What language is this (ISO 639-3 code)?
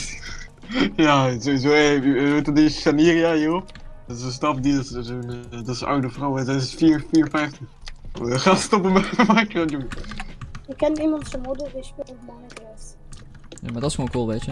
nld